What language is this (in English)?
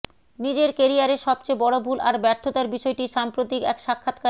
Bangla